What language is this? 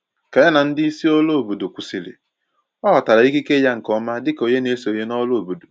Igbo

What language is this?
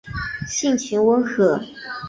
Chinese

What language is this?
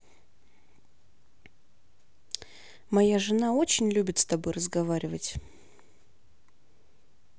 Russian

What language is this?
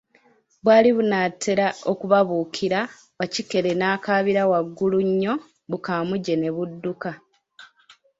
Ganda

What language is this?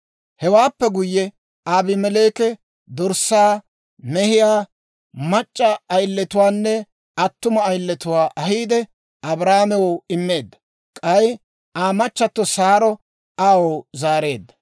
Dawro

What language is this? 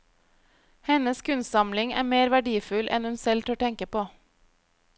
Norwegian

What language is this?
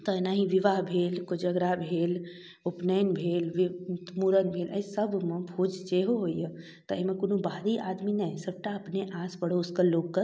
Maithili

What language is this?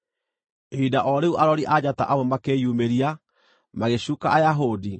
Kikuyu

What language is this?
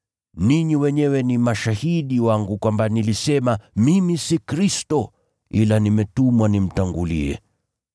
Swahili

